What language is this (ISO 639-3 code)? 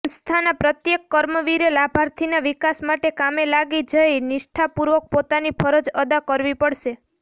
guj